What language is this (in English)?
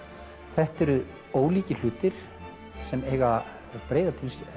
Icelandic